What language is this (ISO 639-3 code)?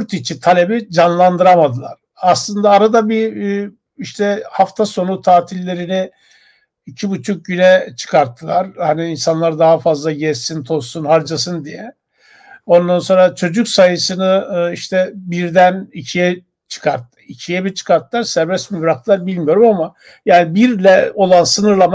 tur